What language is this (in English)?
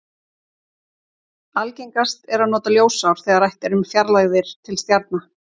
Icelandic